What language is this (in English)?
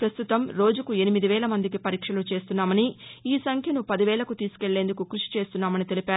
Telugu